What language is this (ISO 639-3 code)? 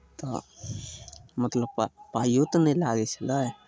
mai